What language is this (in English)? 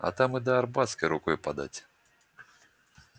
Russian